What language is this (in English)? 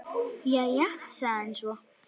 Icelandic